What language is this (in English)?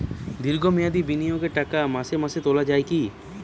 Bangla